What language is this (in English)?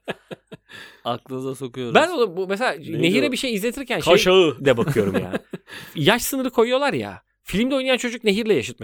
Turkish